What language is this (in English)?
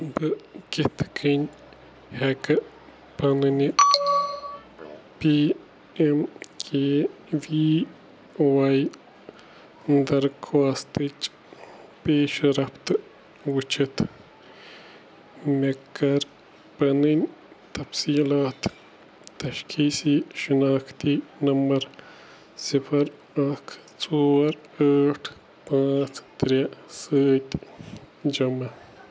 Kashmiri